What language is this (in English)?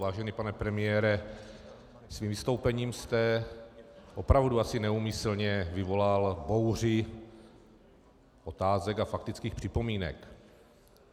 Czech